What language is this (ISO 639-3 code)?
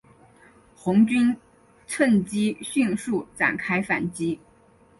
zho